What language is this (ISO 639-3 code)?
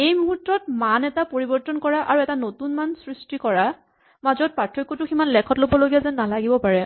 asm